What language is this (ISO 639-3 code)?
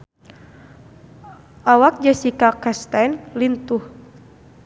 sun